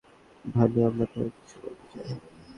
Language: Bangla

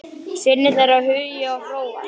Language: Icelandic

